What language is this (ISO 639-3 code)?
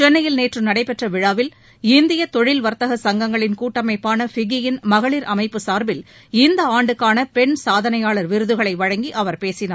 tam